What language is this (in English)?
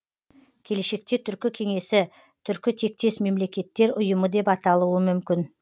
Kazakh